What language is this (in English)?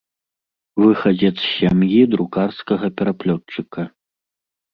Belarusian